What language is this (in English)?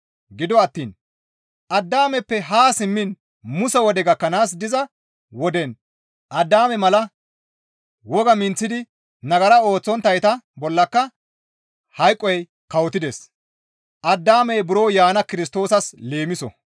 Gamo